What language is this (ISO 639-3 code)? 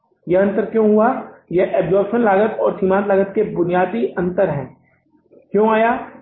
hin